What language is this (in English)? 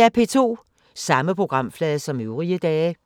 Danish